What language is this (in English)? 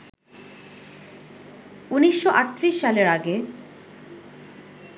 Bangla